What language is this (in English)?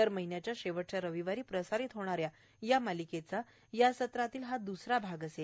Marathi